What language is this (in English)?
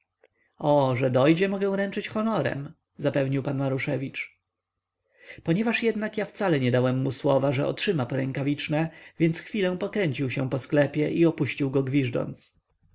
Polish